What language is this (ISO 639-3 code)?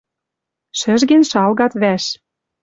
mrj